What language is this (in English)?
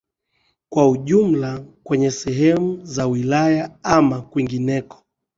Swahili